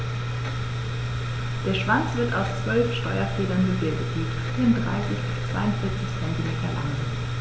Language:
German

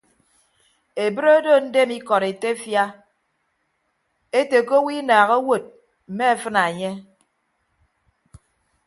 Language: Ibibio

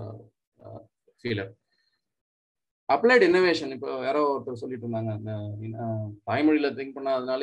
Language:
Tamil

